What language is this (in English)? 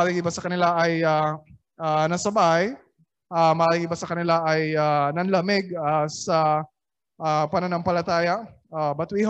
Filipino